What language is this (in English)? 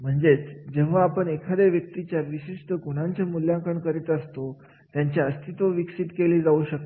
Marathi